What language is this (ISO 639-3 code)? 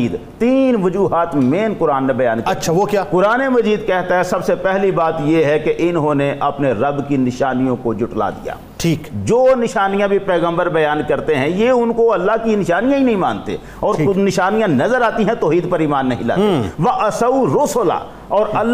urd